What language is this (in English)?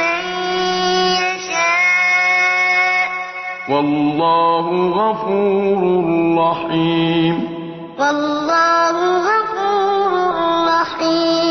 Arabic